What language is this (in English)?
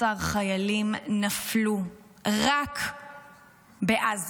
Hebrew